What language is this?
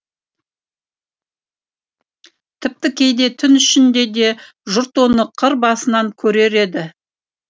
Kazakh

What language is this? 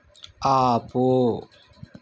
Telugu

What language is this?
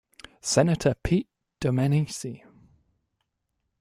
English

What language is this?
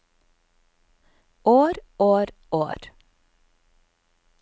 Norwegian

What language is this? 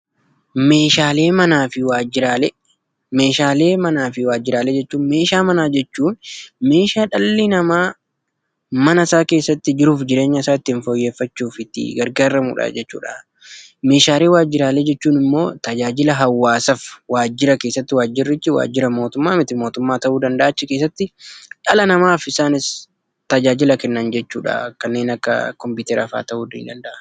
Oromo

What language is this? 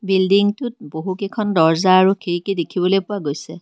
Assamese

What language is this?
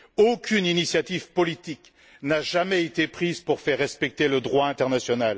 French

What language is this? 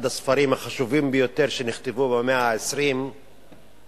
Hebrew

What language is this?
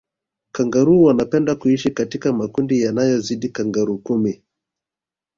Swahili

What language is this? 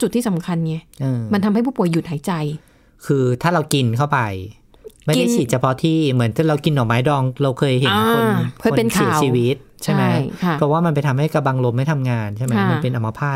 Thai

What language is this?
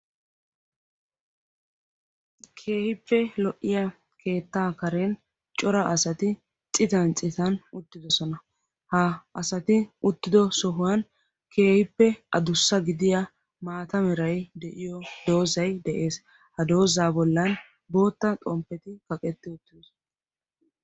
Wolaytta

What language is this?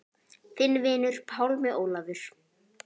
Icelandic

